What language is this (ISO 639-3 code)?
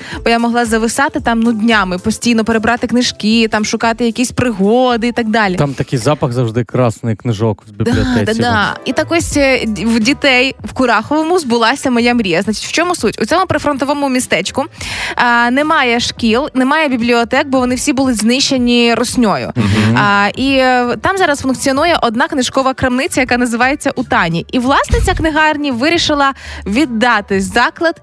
ukr